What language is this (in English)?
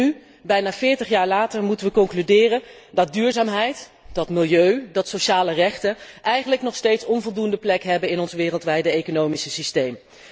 Dutch